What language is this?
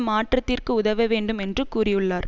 Tamil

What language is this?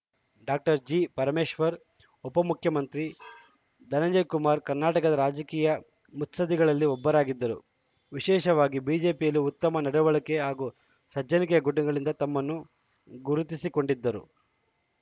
Kannada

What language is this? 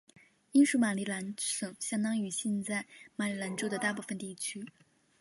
Chinese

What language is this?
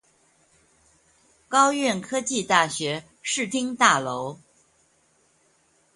Chinese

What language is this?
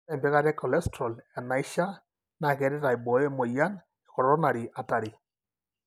Masai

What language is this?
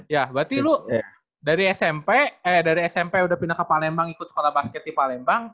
Indonesian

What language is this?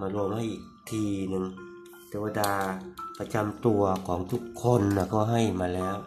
Thai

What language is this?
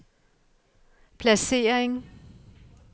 Danish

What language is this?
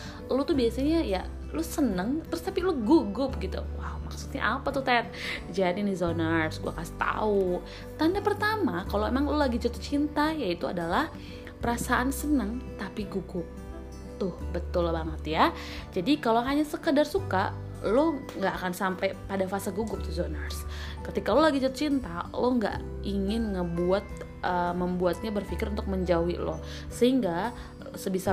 Indonesian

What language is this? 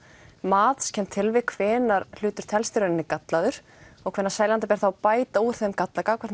Icelandic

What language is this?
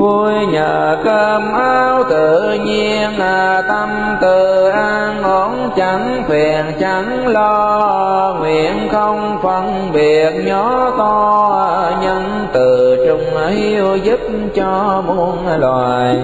Vietnamese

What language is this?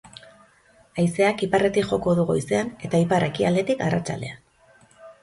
Basque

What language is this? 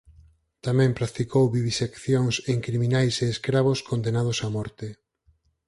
Galician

